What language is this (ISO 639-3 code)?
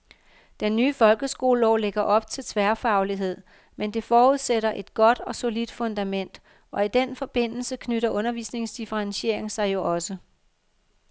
dan